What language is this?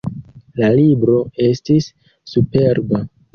Esperanto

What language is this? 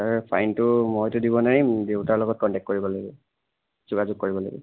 Assamese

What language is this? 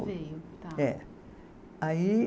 Portuguese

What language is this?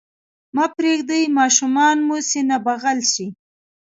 Pashto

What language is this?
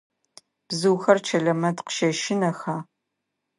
Adyghe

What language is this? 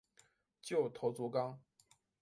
Chinese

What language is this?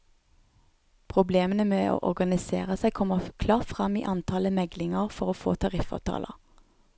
Norwegian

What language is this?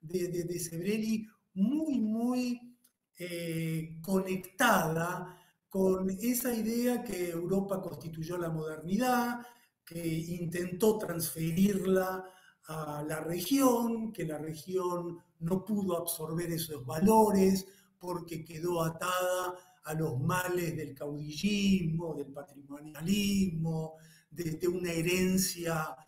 Spanish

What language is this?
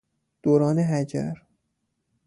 Persian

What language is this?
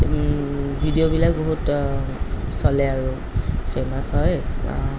Assamese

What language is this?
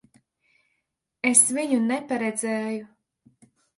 Latvian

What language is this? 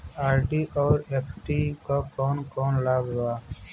Bhojpuri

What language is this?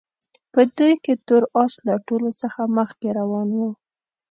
Pashto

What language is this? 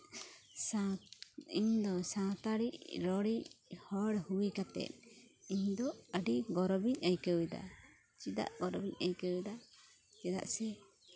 Santali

